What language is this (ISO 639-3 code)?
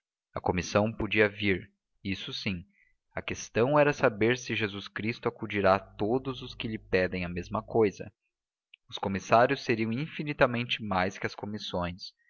por